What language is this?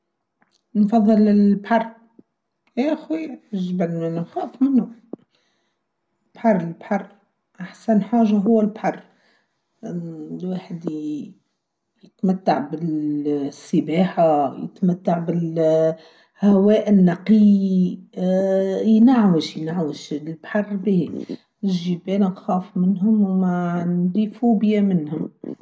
Tunisian Arabic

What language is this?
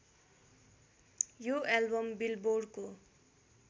Nepali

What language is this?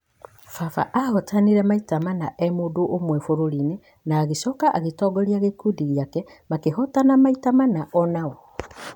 Kikuyu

